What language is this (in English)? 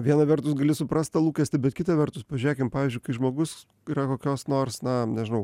Lithuanian